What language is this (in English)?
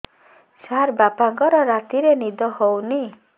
Odia